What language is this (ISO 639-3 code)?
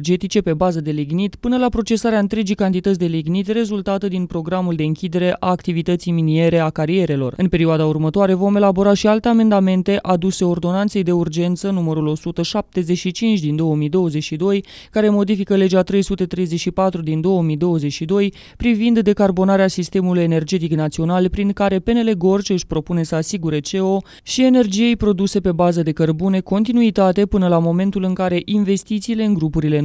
ron